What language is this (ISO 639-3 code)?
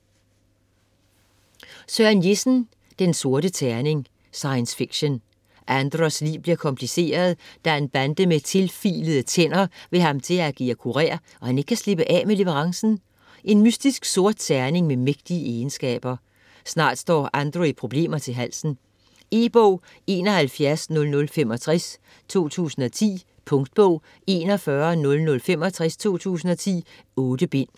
dan